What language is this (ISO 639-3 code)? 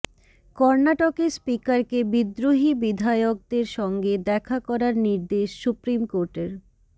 ben